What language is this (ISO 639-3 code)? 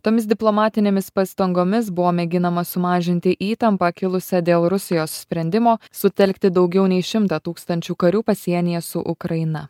lit